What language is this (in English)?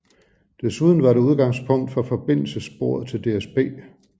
Danish